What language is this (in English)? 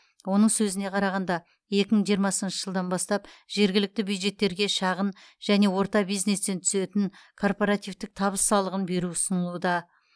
Kazakh